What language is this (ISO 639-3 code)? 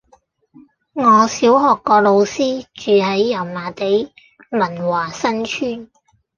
yue